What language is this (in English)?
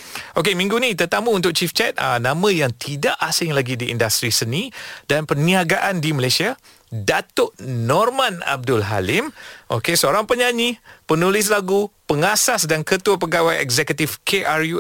Malay